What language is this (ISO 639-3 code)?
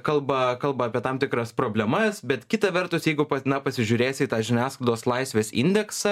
lit